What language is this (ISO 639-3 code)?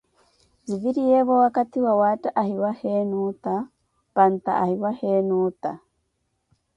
eko